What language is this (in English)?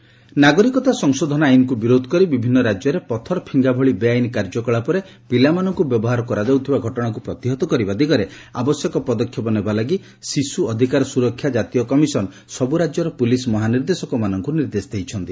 Odia